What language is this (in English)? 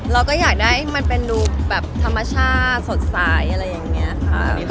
Thai